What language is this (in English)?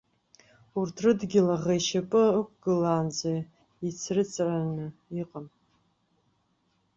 Abkhazian